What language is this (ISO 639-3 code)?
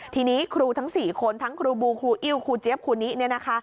tha